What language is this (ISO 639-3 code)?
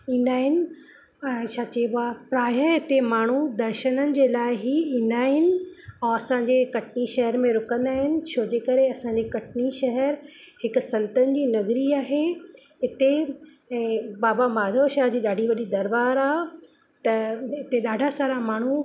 snd